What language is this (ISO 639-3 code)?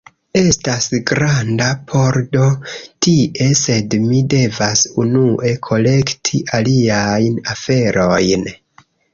epo